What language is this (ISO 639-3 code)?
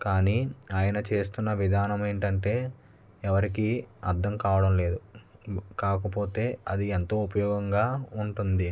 tel